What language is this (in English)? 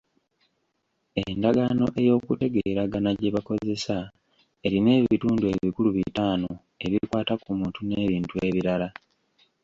Ganda